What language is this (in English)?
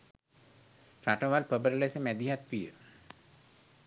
Sinhala